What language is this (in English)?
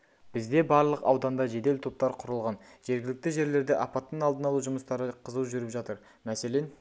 Kazakh